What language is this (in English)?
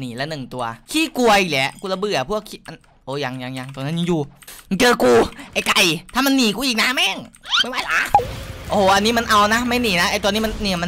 Thai